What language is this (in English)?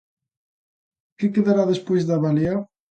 Galician